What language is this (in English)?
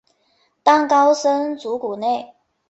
Chinese